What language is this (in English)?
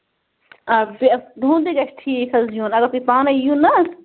Kashmiri